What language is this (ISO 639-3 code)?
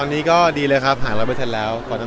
tha